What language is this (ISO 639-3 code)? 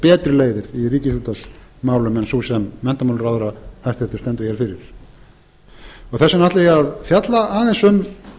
isl